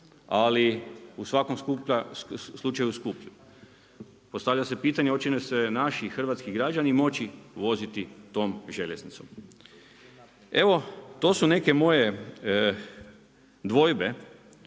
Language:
Croatian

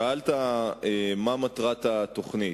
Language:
Hebrew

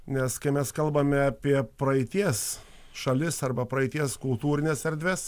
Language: Lithuanian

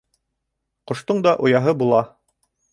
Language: Bashkir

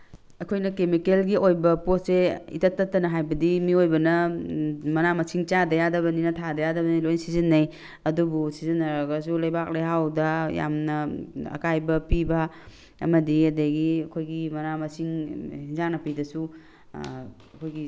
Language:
Manipuri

